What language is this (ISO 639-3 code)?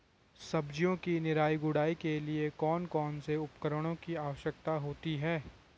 hin